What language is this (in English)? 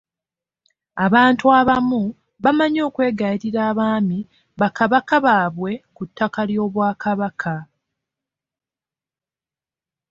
Ganda